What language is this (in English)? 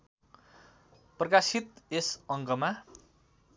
Nepali